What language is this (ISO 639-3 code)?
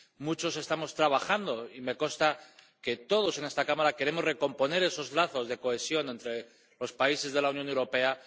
spa